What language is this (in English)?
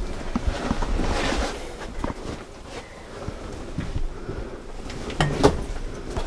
Japanese